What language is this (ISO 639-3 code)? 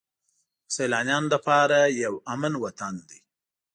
pus